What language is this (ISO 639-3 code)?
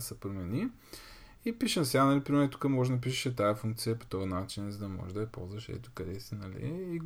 bul